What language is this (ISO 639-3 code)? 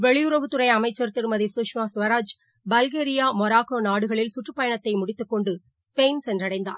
tam